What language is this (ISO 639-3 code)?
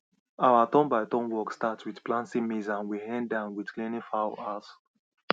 pcm